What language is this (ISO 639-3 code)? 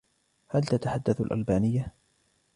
ara